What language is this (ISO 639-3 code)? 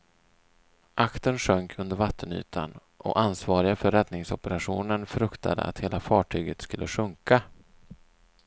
swe